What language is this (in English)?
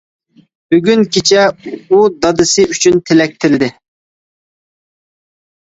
Uyghur